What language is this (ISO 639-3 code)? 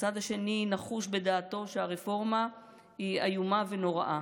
heb